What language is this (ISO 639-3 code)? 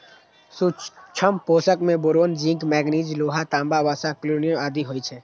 mai